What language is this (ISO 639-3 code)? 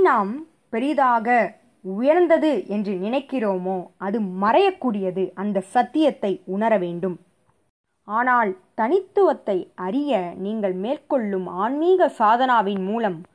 tam